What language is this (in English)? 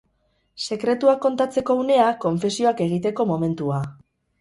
Basque